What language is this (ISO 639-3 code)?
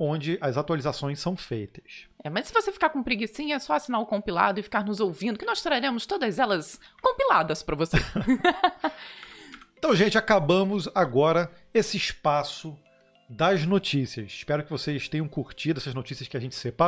por